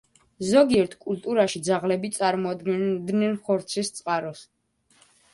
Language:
Georgian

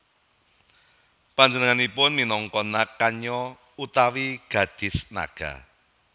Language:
Javanese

